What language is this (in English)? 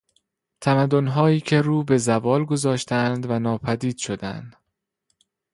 Persian